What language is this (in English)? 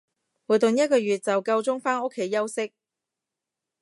Cantonese